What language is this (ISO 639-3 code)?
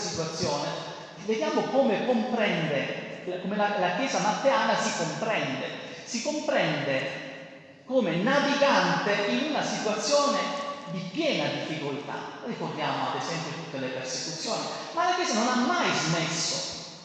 ita